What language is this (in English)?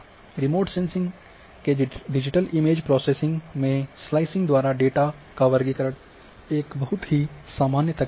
Hindi